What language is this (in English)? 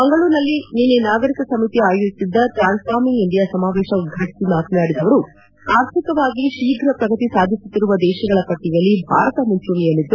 Kannada